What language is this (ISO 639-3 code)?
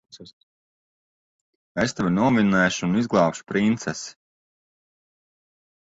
lav